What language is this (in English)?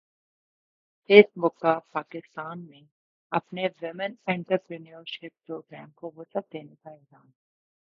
Urdu